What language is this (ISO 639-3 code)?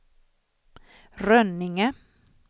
swe